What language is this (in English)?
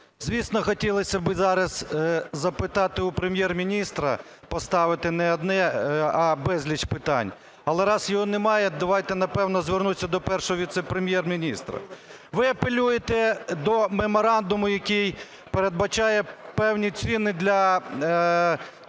Ukrainian